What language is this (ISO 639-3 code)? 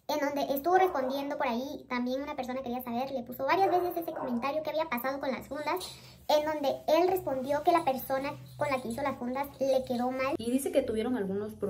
spa